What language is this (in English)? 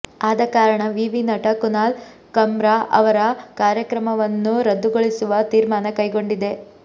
Kannada